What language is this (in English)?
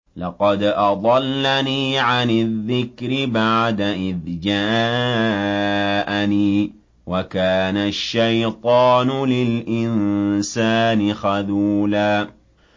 Arabic